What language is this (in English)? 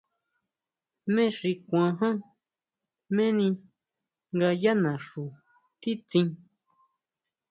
Huautla Mazatec